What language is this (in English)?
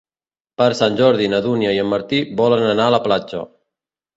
Catalan